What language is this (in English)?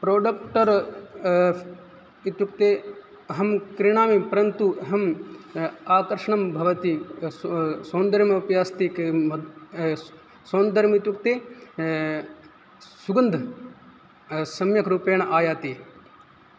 Sanskrit